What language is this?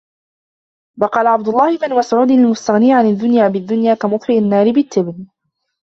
Arabic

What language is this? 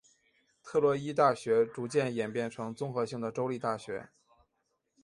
Chinese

